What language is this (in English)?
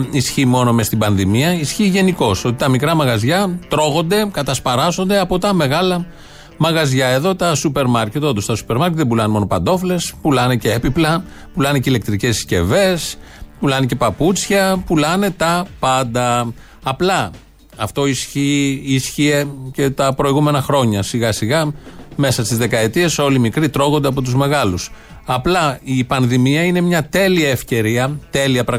Greek